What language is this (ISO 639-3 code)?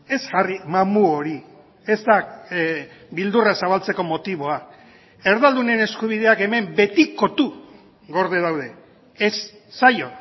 eus